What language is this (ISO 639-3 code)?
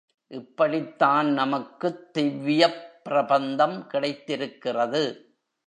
tam